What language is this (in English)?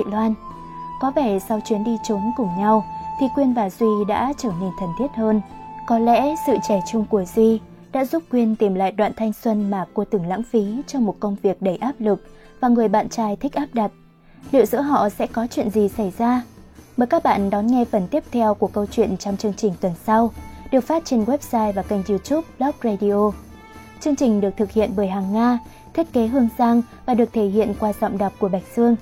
Vietnamese